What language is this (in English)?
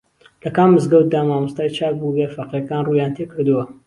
Central Kurdish